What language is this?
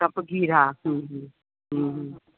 Sindhi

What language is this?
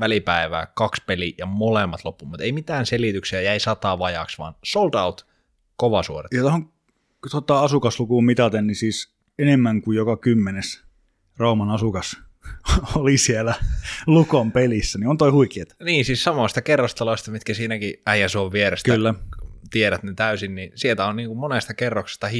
Finnish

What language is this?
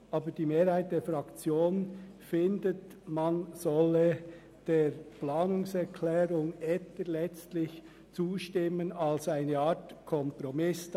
Swiss German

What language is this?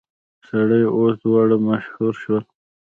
Pashto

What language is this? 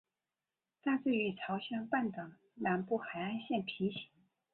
Chinese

